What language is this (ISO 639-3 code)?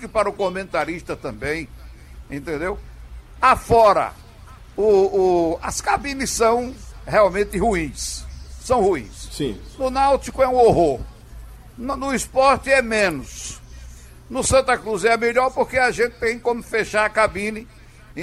por